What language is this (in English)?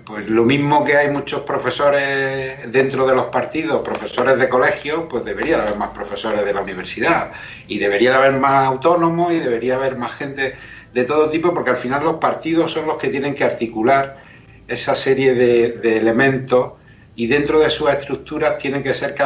Spanish